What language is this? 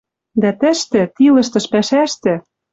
Western Mari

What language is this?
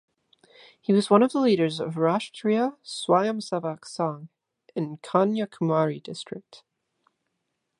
English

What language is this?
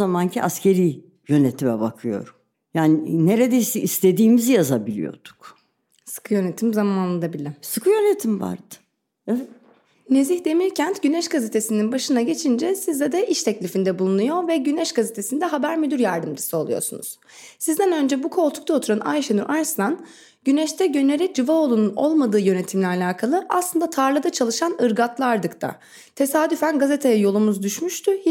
Turkish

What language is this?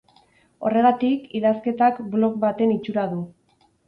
Basque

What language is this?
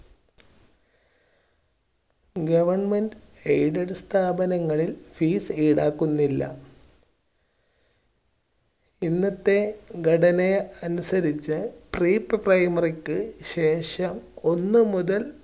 Malayalam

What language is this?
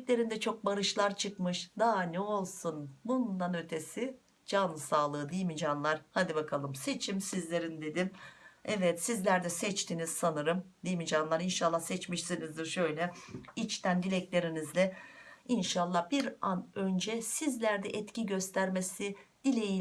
Turkish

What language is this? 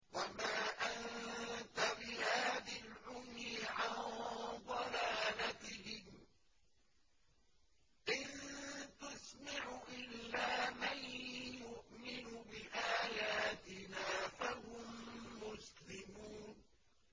Arabic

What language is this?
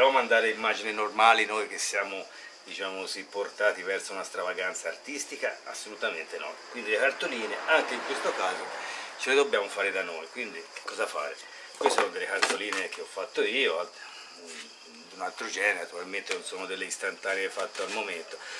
Italian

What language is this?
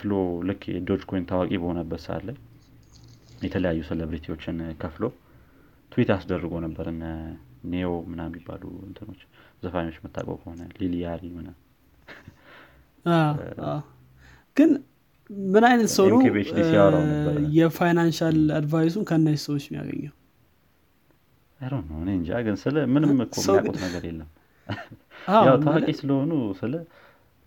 Amharic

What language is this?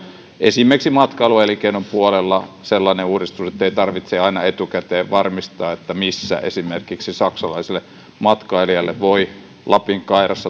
Finnish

